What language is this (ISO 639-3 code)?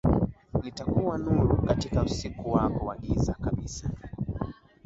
swa